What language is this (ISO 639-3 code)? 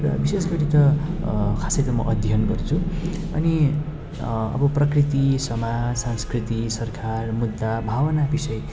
nep